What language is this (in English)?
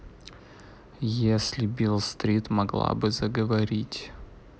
Russian